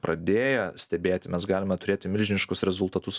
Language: Lithuanian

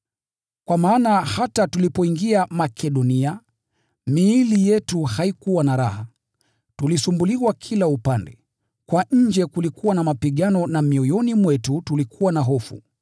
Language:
Swahili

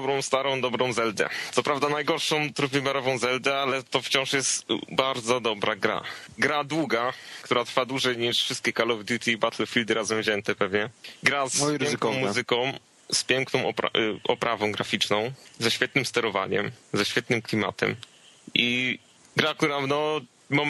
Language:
Polish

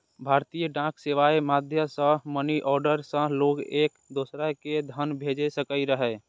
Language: Maithili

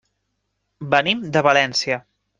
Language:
Catalan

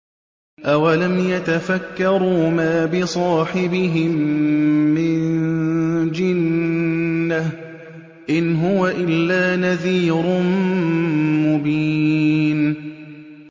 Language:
Arabic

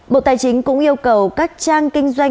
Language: Vietnamese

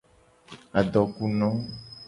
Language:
Gen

